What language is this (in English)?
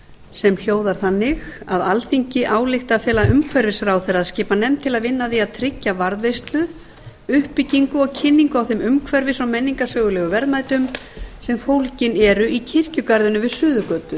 Icelandic